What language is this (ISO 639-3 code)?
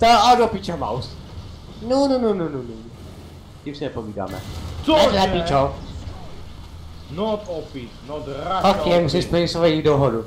ces